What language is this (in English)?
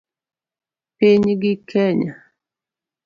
Luo (Kenya and Tanzania)